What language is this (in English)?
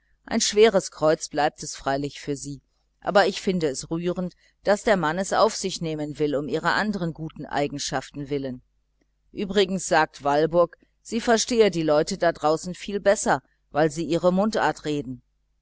German